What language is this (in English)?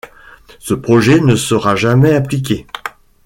French